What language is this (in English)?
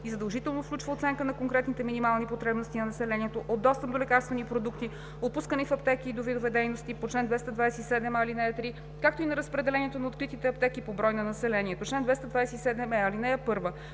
Bulgarian